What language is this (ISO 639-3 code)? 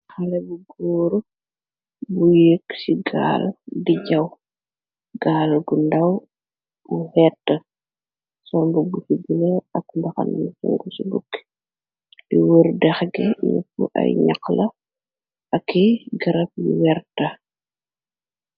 wol